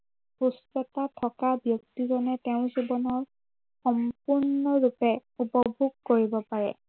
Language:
Assamese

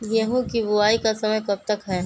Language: Magahi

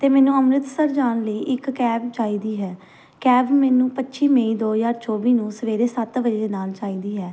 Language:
Punjabi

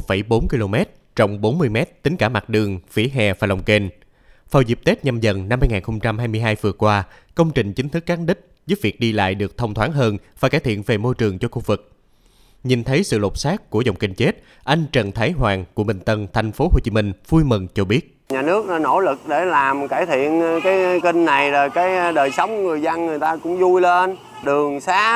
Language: Vietnamese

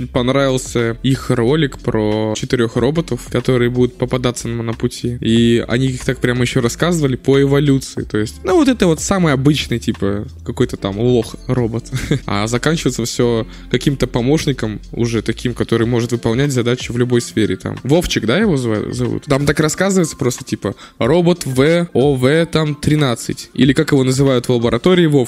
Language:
Russian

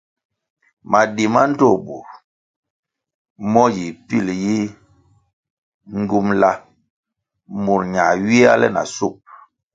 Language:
Kwasio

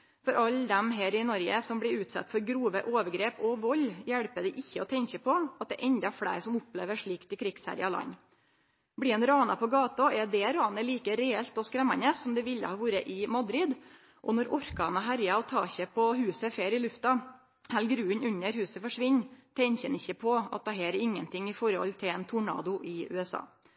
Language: Norwegian Nynorsk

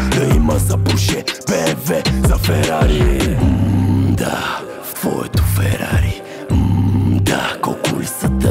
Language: Romanian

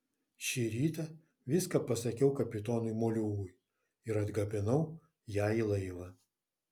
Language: Lithuanian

